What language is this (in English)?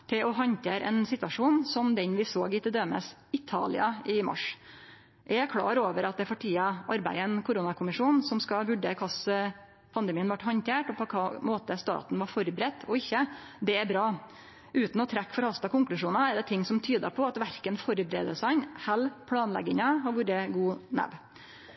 Norwegian Nynorsk